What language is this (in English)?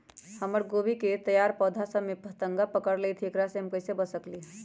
Magahi